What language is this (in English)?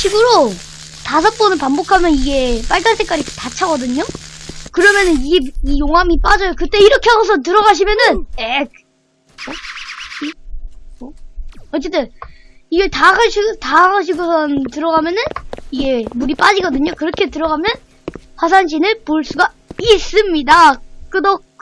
Korean